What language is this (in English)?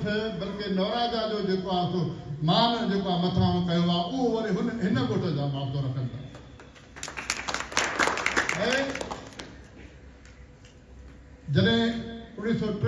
Punjabi